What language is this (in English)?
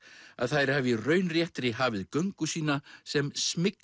Icelandic